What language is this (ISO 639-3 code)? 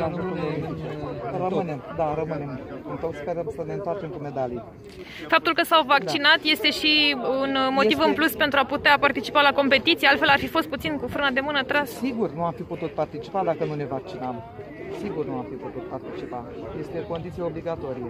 ron